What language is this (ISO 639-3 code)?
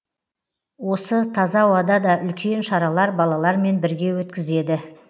kaz